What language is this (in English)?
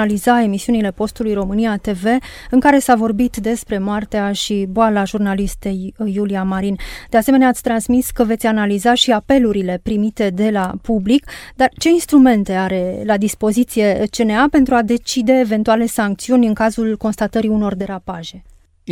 Romanian